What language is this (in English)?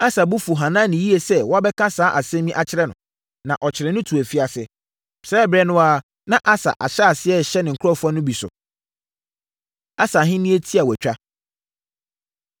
Akan